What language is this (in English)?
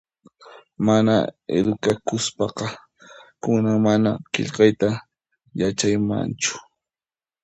Puno Quechua